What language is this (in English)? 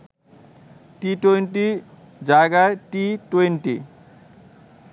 Bangla